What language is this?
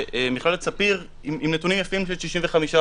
Hebrew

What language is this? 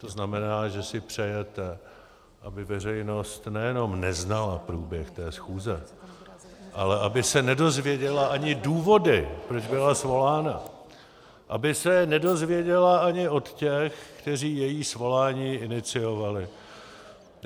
Czech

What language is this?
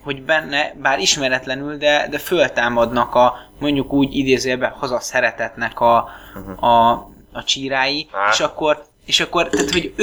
Hungarian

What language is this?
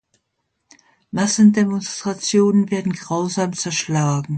German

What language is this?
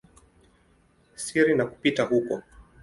Swahili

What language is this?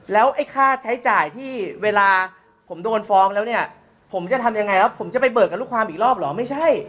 Thai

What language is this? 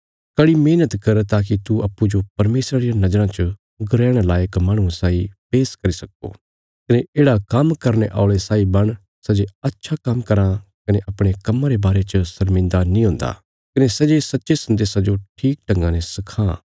Bilaspuri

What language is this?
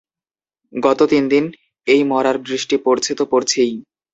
Bangla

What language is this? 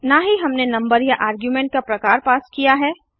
Hindi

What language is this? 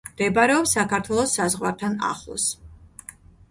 Georgian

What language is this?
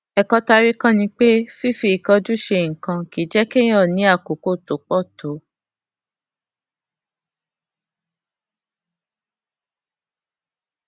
Yoruba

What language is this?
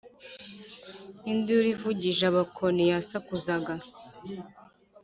Kinyarwanda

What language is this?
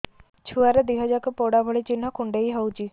Odia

